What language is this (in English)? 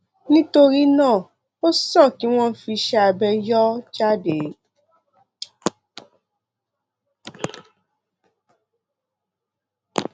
Yoruba